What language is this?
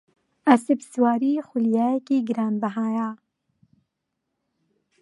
Central Kurdish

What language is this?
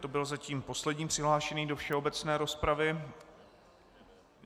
Czech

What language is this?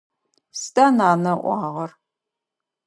Adyghe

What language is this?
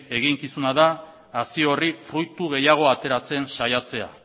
Basque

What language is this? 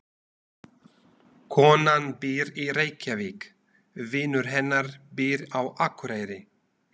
Icelandic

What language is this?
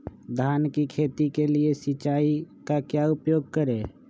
Magahi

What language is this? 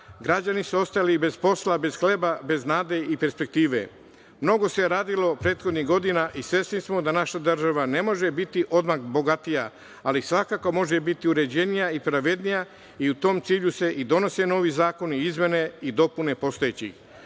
Serbian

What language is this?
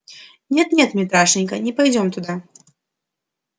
Russian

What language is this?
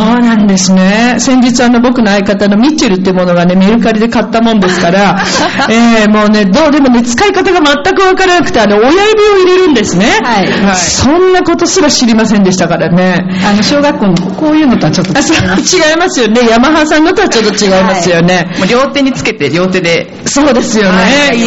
Japanese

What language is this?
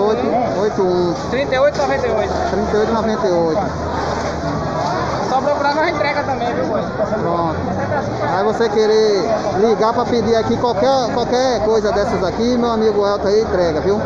Portuguese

